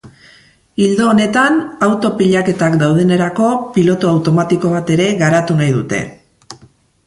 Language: Basque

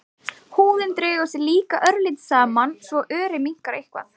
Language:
Icelandic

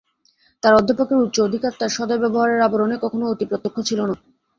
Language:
Bangla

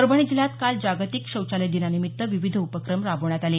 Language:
Marathi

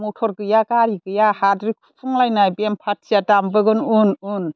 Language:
Bodo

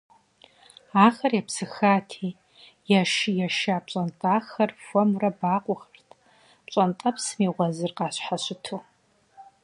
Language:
Kabardian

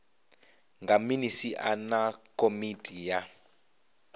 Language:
Venda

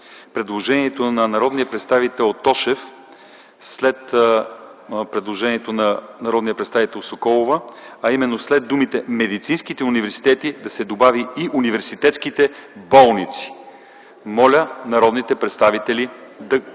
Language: Bulgarian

